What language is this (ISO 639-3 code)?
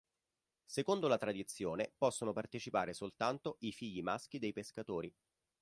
ita